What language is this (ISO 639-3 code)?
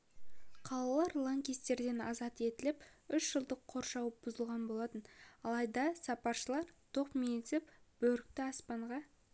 kaz